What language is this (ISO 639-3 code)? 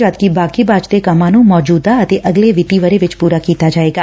pan